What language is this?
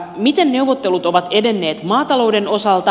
Finnish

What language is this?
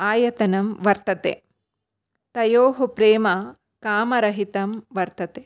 Sanskrit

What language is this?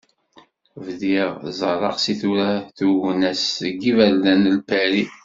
Kabyle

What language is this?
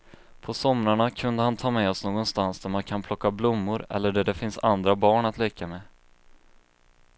Swedish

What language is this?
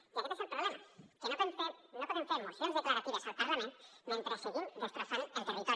Catalan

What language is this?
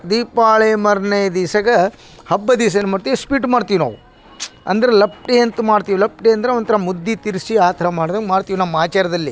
Kannada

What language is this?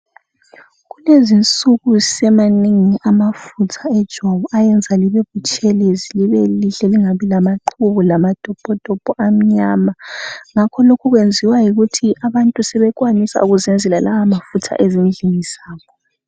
North Ndebele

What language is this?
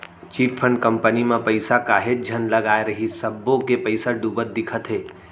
Chhattisgarhi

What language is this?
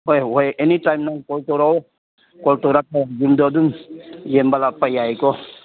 Manipuri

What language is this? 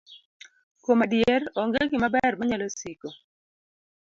Luo (Kenya and Tanzania)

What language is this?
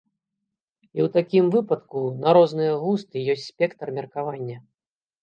Belarusian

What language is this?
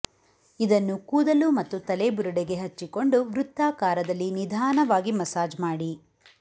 Kannada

